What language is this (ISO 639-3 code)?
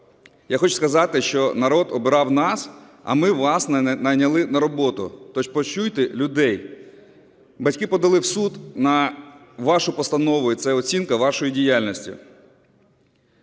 ukr